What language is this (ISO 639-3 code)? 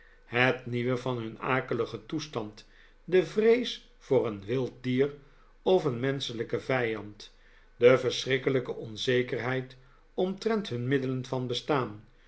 nld